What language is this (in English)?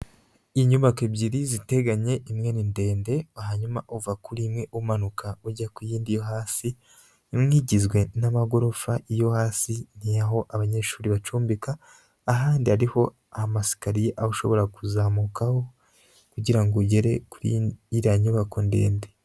Kinyarwanda